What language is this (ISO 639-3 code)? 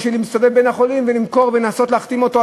heb